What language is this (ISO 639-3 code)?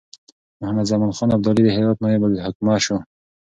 pus